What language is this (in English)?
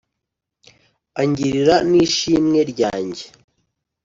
Kinyarwanda